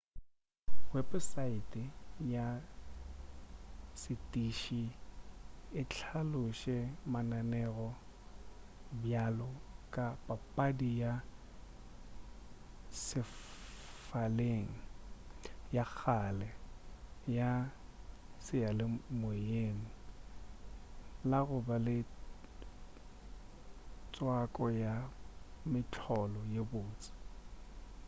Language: Northern Sotho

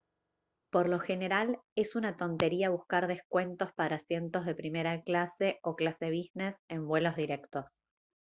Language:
Spanish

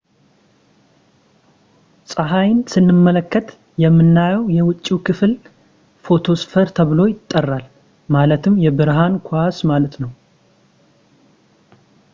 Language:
Amharic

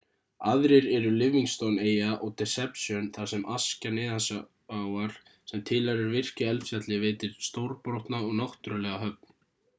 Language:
Icelandic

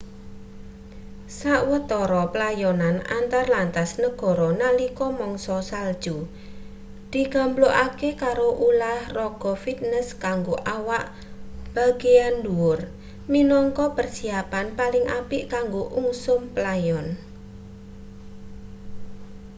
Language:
Javanese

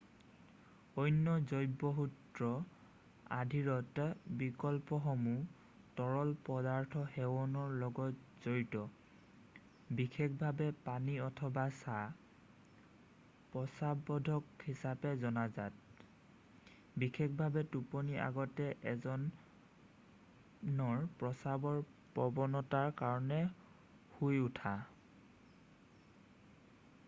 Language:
Assamese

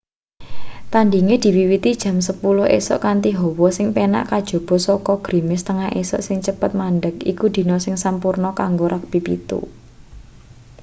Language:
Javanese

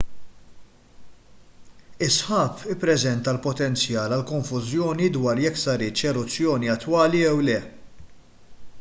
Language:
Maltese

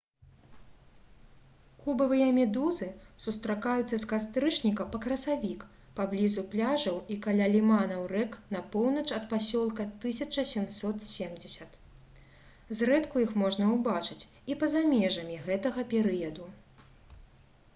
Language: Belarusian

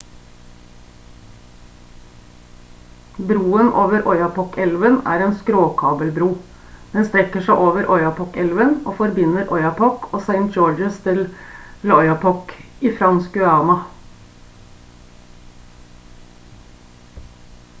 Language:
Norwegian Bokmål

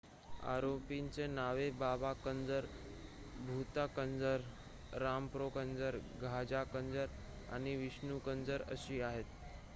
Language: Marathi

